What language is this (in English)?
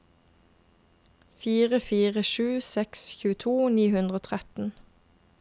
Norwegian